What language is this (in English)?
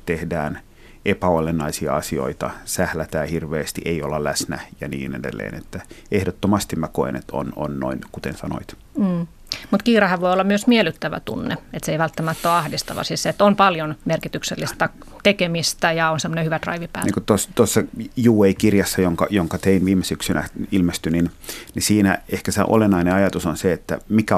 Finnish